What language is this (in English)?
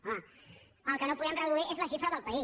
Catalan